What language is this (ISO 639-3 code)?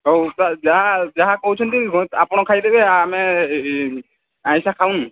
ori